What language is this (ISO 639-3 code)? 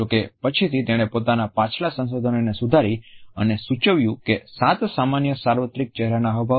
guj